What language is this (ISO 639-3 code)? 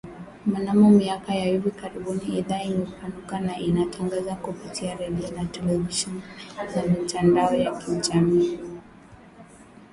swa